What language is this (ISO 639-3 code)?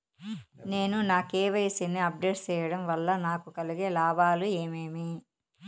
tel